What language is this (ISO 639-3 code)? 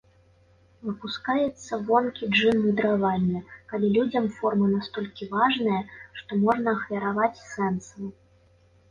bel